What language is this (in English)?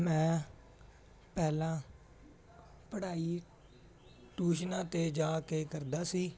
Punjabi